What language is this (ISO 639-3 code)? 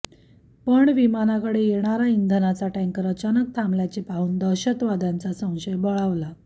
mar